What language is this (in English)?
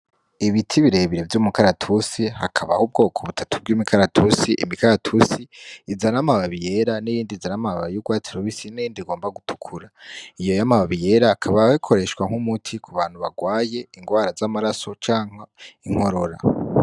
Rundi